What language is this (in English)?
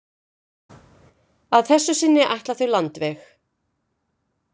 Icelandic